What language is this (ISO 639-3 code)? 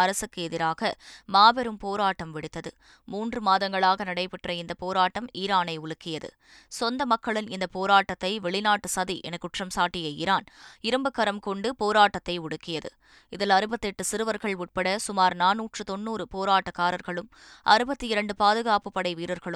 tam